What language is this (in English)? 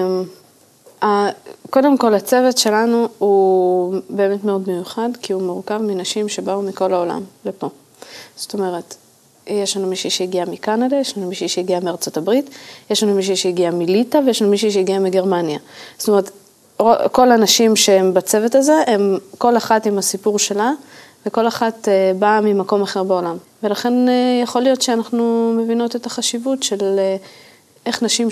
Hebrew